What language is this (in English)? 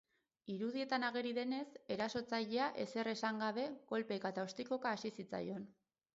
Basque